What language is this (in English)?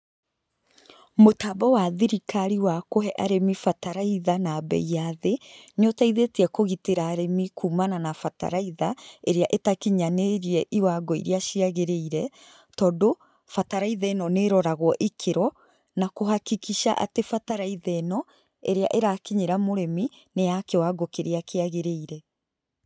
Kikuyu